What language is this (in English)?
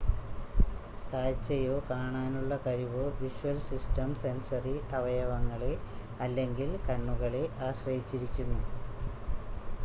Malayalam